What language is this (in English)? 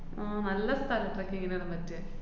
Malayalam